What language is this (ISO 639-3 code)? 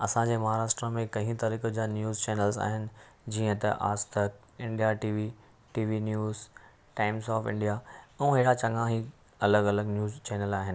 snd